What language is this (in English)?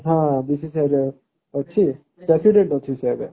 Odia